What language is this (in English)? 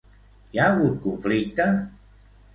Catalan